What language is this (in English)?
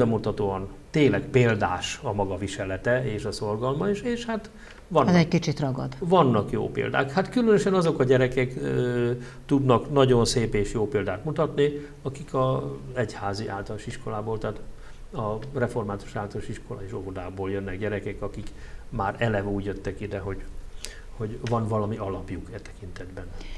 Hungarian